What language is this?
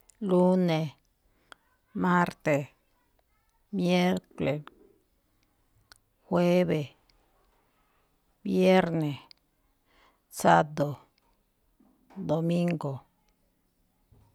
Malinaltepec Me'phaa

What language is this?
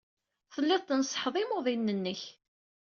Kabyle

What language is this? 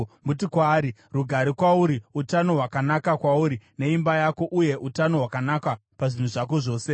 Shona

